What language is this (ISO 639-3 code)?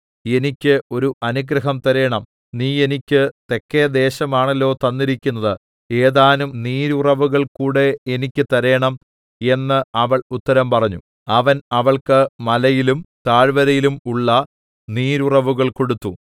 mal